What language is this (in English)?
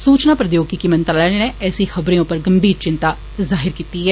Dogri